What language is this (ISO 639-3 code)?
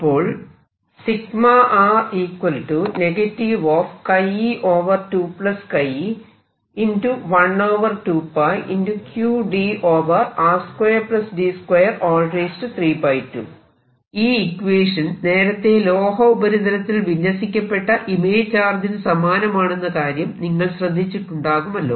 mal